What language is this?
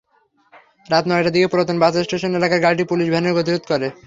Bangla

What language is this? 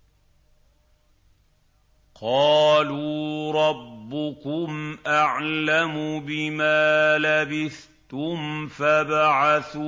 Arabic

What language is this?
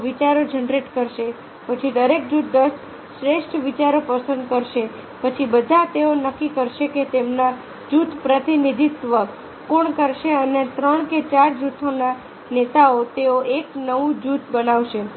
Gujarati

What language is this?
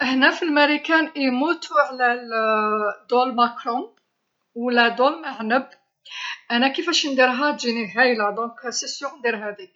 Algerian Arabic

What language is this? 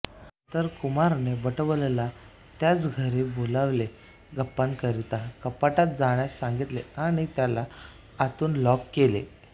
Marathi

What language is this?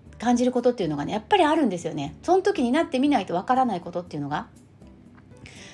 Japanese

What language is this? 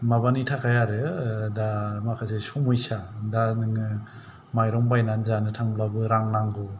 Bodo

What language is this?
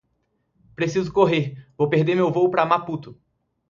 Portuguese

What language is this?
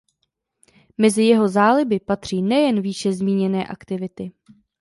Czech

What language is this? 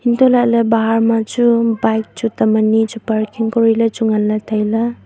Wancho Naga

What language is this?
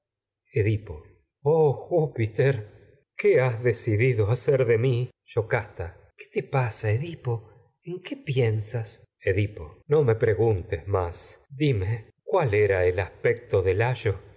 Spanish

